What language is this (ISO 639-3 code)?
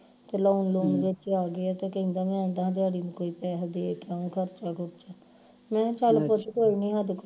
pan